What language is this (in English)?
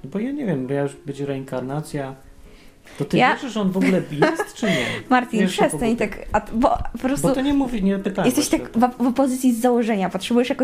Polish